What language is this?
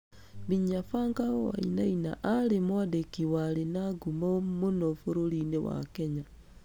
Kikuyu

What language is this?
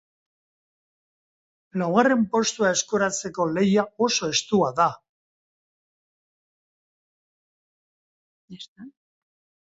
Basque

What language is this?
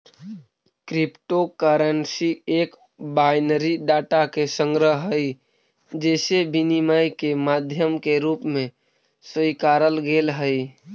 Magahi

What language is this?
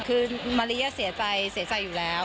Thai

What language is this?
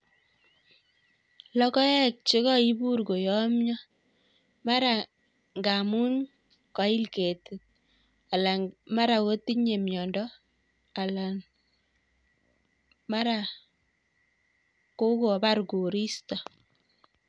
Kalenjin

